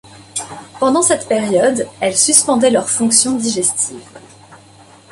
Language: French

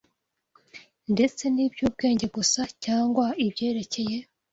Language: Kinyarwanda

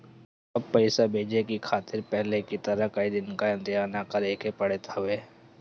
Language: Bhojpuri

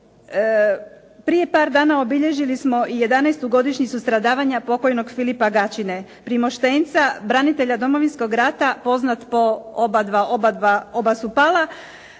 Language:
Croatian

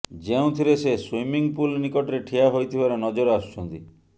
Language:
Odia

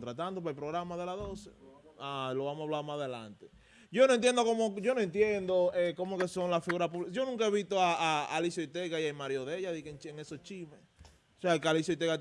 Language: Spanish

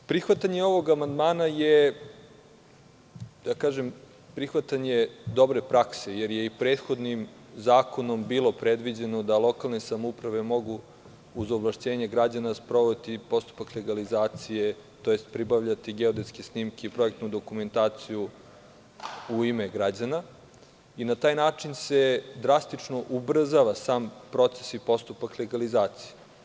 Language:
Serbian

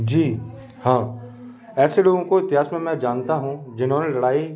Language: Hindi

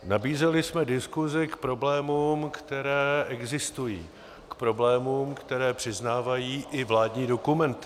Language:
Czech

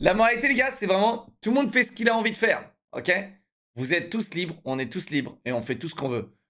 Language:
French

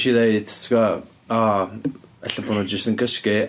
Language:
Welsh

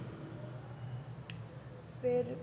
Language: Dogri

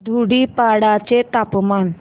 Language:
Marathi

